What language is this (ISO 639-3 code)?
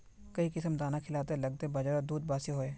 mag